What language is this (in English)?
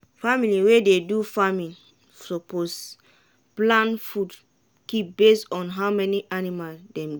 Nigerian Pidgin